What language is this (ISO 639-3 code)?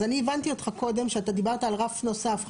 heb